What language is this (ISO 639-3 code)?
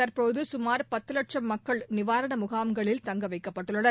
tam